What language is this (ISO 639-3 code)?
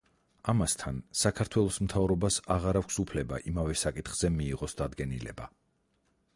kat